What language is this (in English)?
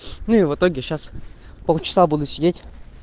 Russian